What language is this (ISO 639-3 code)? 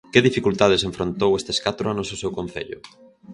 glg